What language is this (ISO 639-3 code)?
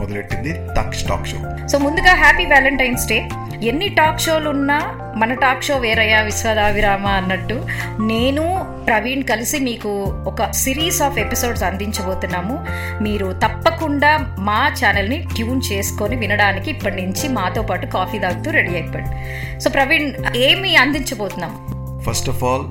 tel